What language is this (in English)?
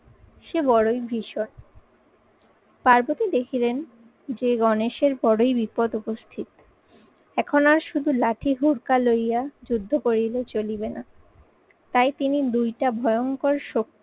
Bangla